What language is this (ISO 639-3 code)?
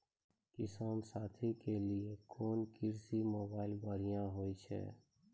mai